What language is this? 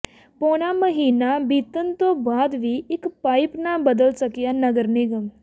Punjabi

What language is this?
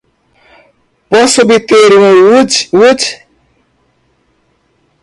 Portuguese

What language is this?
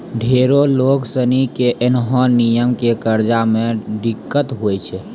Maithili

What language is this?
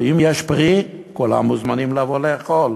Hebrew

